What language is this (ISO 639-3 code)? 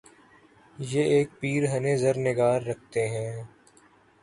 urd